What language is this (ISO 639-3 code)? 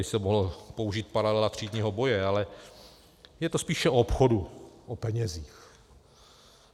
ces